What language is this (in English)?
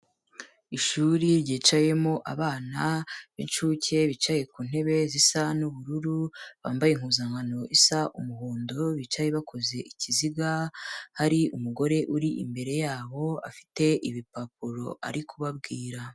Kinyarwanda